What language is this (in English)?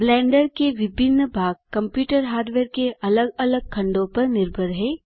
Hindi